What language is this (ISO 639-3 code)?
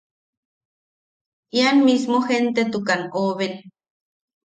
yaq